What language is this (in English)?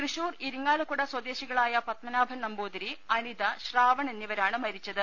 Malayalam